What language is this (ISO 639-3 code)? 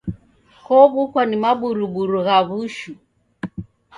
dav